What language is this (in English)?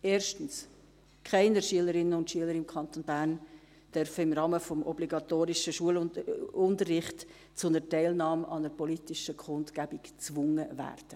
Swiss German